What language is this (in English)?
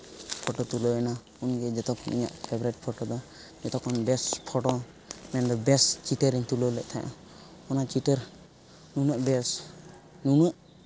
Santali